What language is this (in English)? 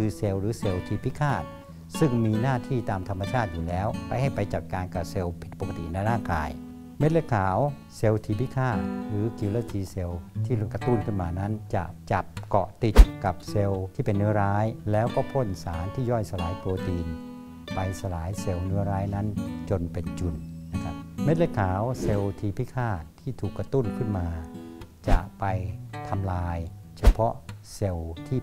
Thai